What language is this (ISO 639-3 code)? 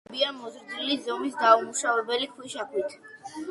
kat